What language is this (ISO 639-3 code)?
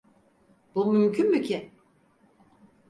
tur